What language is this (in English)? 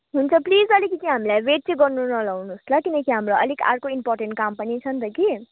Nepali